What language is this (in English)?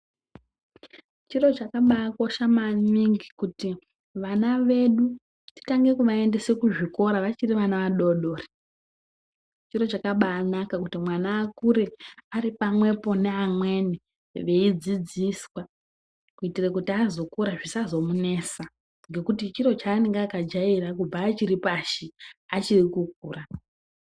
Ndau